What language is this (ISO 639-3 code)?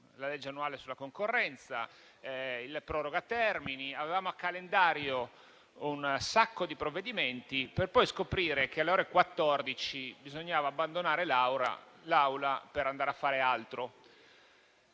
ita